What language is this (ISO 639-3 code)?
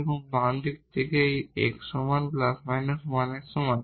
ben